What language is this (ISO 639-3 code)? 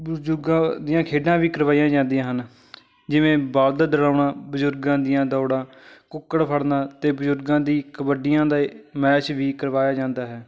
pan